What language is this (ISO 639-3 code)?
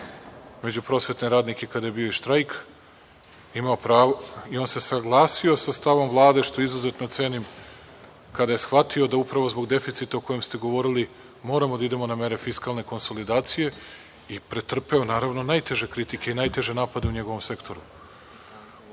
srp